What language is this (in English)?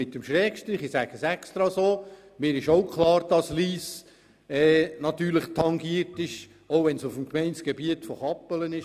Swiss German